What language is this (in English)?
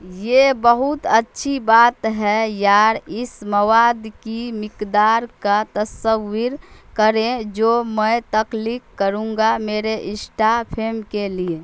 Urdu